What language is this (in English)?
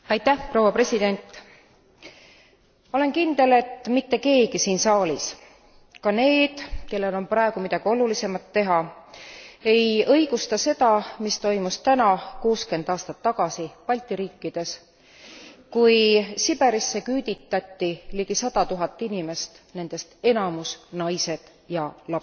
Estonian